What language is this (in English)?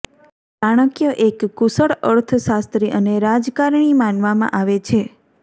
Gujarati